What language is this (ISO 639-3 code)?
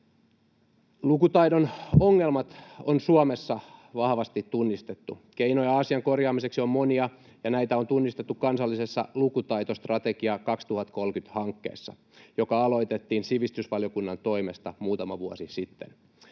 fin